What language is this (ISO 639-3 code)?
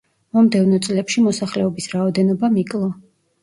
kat